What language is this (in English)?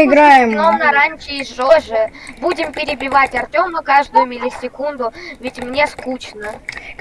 Russian